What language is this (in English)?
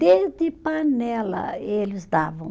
Portuguese